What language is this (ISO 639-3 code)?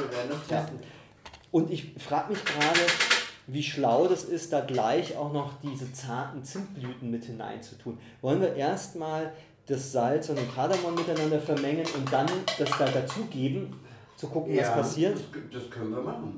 deu